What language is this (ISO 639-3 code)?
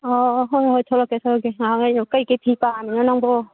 mni